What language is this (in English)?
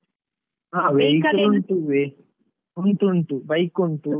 Kannada